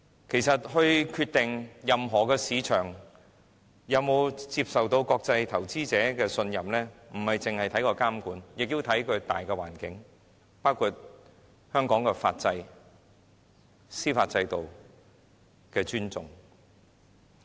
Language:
Cantonese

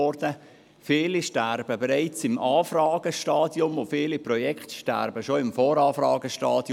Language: Swiss German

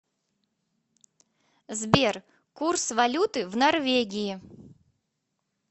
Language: Russian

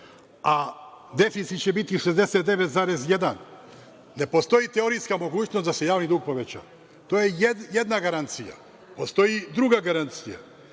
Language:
Serbian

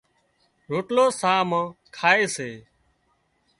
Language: Wadiyara Koli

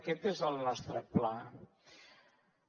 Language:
Catalan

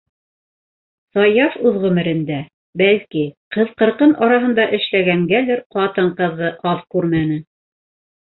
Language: Bashkir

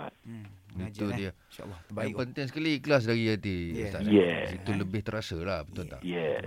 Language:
Malay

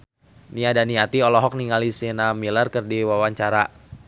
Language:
Sundanese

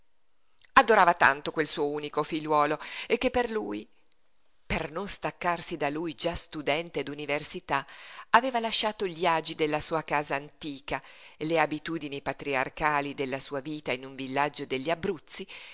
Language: Italian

